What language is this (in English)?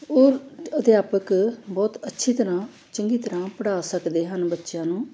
Punjabi